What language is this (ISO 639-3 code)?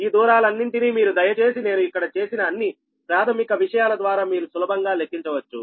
tel